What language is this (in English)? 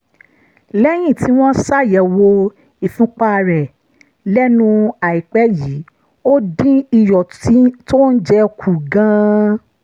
Yoruba